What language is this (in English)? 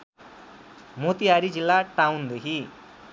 Nepali